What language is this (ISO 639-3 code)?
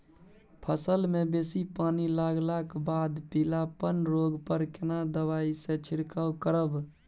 mai